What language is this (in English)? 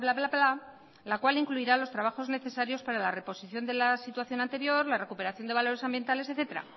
Spanish